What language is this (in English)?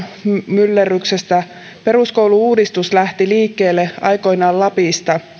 Finnish